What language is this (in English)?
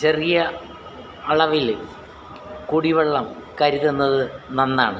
Malayalam